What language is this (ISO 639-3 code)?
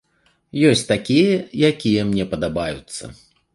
bel